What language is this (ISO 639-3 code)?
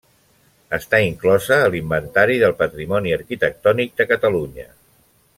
cat